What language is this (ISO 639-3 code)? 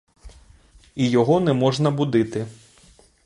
ukr